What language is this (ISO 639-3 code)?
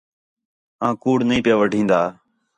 xhe